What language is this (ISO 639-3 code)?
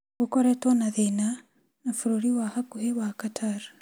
kik